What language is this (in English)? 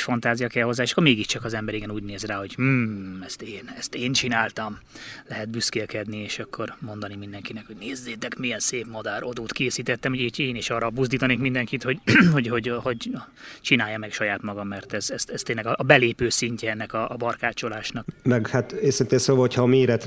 Hungarian